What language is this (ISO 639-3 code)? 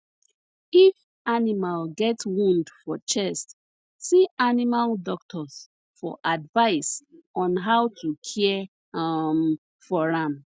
pcm